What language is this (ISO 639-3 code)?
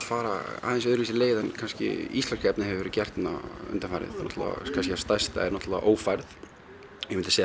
isl